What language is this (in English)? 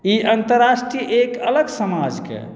Maithili